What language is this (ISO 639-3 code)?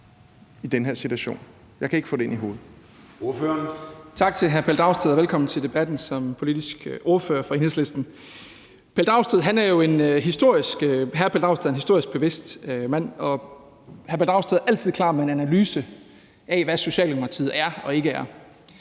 dan